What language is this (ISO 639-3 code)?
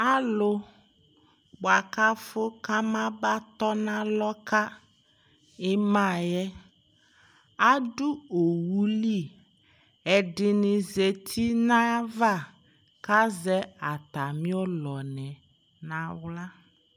kpo